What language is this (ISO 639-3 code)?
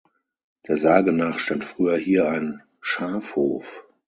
deu